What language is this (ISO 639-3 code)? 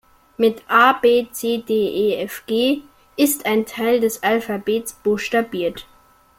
deu